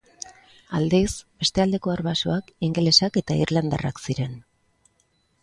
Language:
Basque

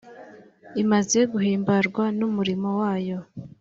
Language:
Kinyarwanda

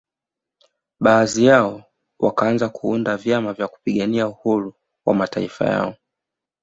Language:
Swahili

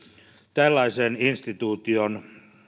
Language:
Finnish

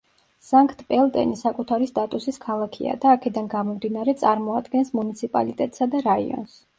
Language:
Georgian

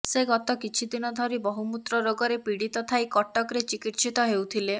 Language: Odia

